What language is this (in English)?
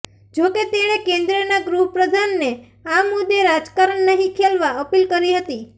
Gujarati